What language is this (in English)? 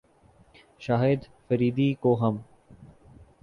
Urdu